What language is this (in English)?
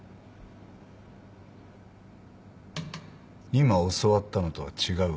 Japanese